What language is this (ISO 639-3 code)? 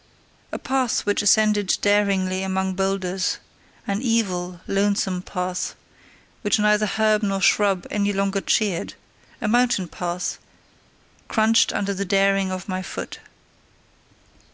eng